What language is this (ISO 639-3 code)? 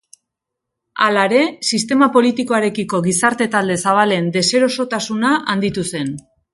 eus